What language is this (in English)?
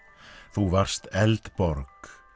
Icelandic